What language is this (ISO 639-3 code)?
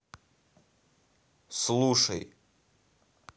rus